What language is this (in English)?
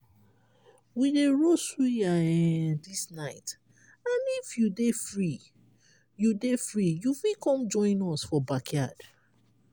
Nigerian Pidgin